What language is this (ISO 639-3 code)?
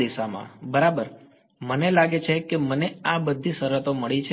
guj